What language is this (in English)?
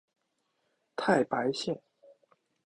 Chinese